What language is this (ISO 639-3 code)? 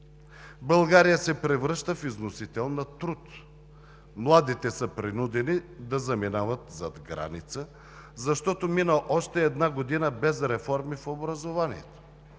bul